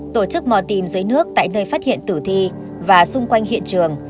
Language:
Vietnamese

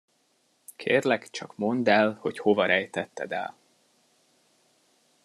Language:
Hungarian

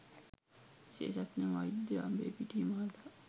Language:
Sinhala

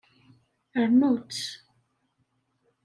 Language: Kabyle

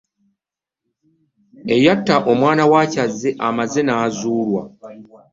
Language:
Ganda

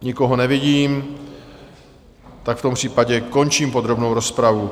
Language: Czech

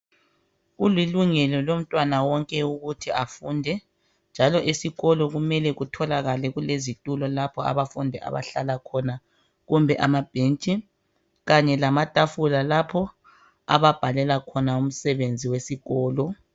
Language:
North Ndebele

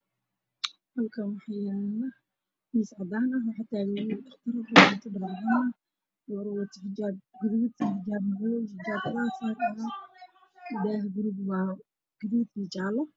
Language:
Somali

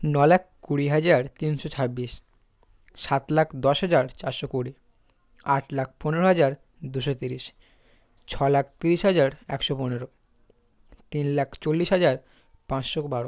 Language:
Bangla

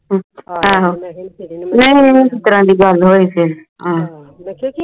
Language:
Punjabi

